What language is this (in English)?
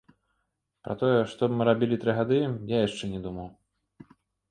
Belarusian